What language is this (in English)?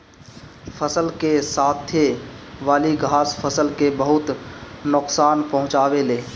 Bhojpuri